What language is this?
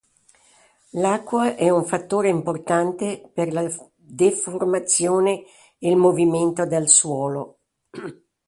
Italian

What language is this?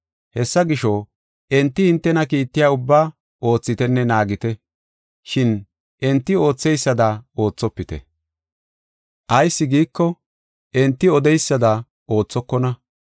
Gofa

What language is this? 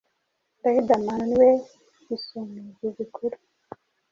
Kinyarwanda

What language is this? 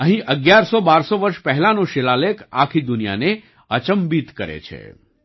Gujarati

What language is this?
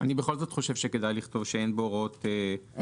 Hebrew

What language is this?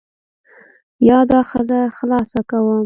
Pashto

